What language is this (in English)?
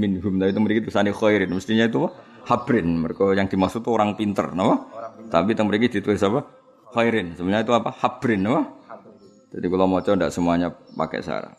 Malay